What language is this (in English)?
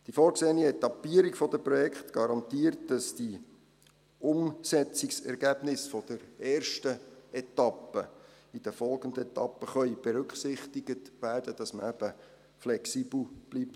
Swiss German